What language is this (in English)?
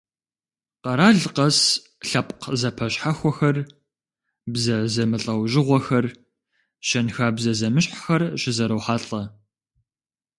Kabardian